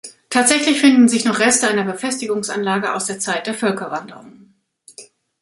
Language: German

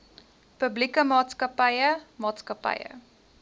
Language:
Afrikaans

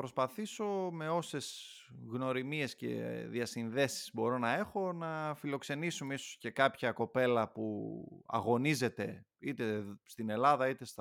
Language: Greek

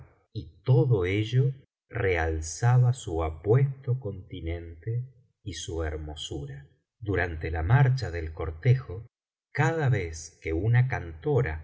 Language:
Spanish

